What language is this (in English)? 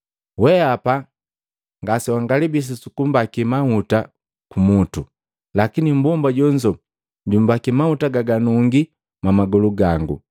Matengo